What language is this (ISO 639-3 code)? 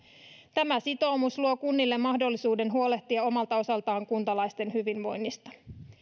fin